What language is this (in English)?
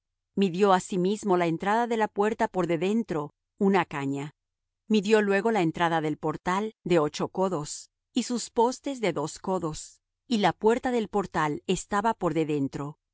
Spanish